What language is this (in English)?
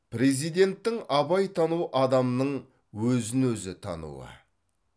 Kazakh